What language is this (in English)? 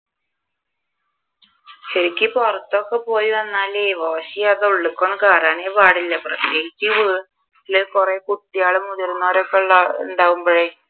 Malayalam